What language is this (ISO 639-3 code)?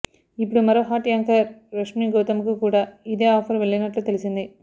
tel